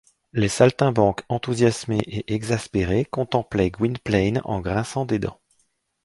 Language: French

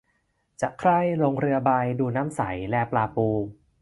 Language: Thai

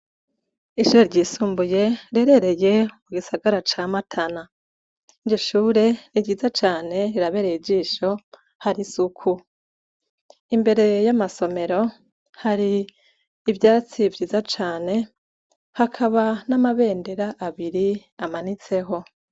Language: Rundi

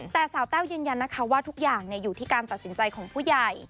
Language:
Thai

